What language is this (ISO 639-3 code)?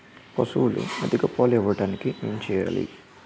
tel